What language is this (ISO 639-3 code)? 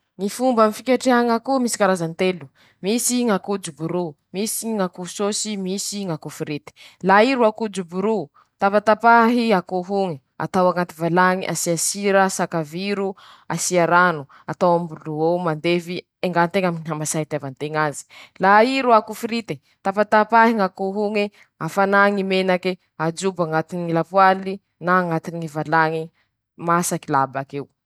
msh